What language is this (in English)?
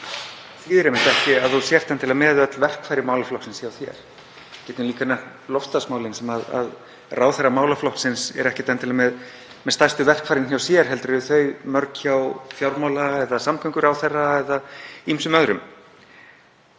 Icelandic